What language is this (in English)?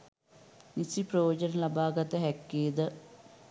Sinhala